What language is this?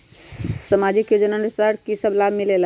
Magahi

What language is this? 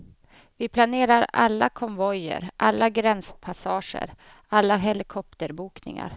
Swedish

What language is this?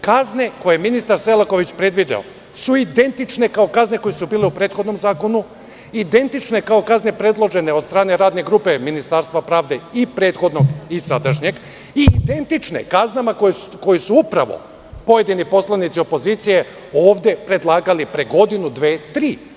Serbian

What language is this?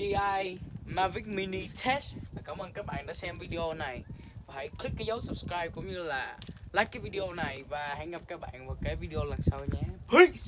Vietnamese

